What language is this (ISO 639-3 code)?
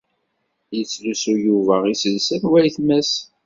kab